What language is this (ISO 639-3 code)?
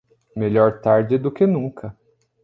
por